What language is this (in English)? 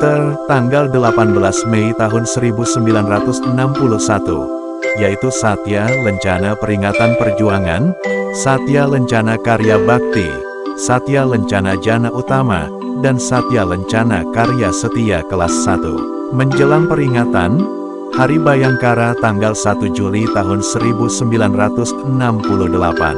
Indonesian